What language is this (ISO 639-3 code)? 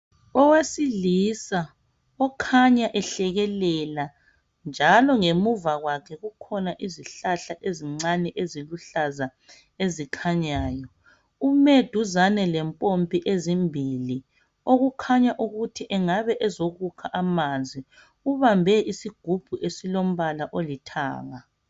nde